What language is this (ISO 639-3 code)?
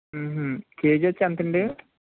tel